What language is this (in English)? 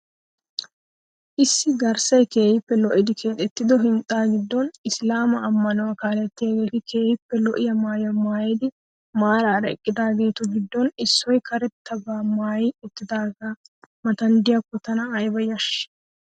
Wolaytta